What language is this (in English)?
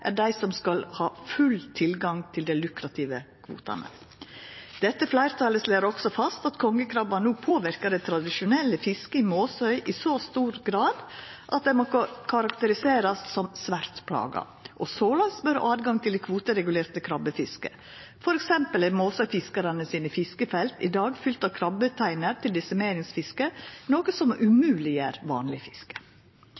Norwegian Nynorsk